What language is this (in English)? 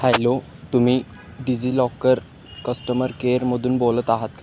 Marathi